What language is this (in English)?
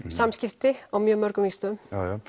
Icelandic